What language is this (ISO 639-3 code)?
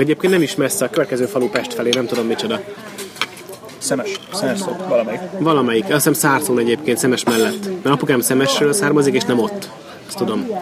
hun